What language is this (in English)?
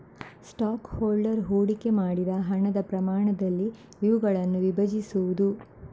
Kannada